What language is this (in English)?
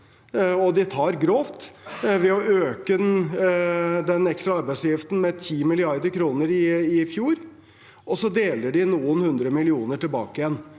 Norwegian